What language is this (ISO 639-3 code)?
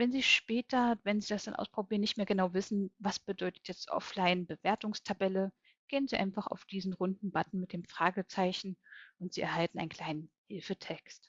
deu